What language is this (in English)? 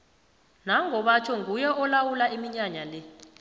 South Ndebele